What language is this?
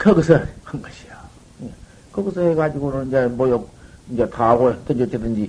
Korean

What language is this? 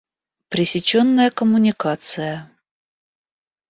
Russian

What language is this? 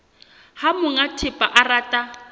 Southern Sotho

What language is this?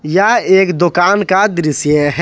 Hindi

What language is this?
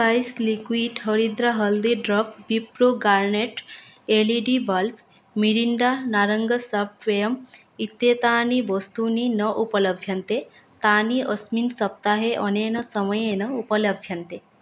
Sanskrit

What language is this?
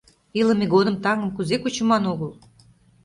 Mari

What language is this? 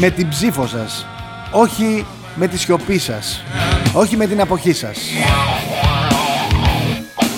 Greek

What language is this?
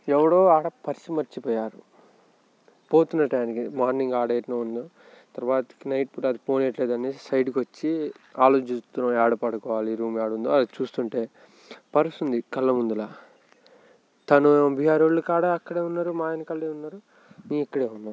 Telugu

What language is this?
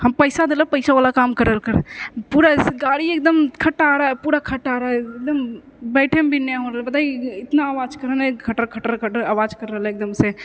Maithili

